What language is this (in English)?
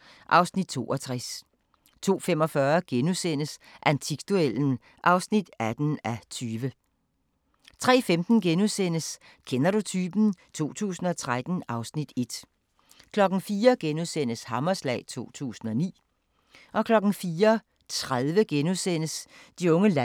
Danish